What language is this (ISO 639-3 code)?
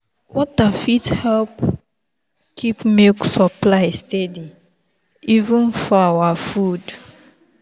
pcm